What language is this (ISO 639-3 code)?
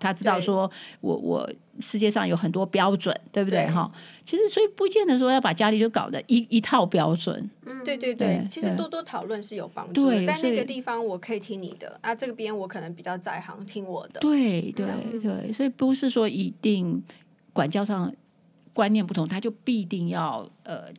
zho